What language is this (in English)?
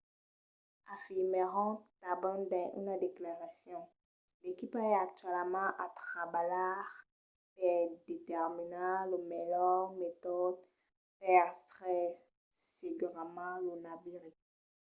Occitan